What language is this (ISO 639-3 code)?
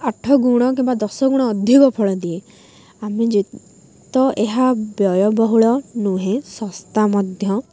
ori